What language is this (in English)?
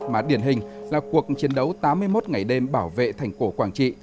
Vietnamese